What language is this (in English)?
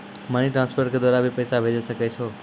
Maithili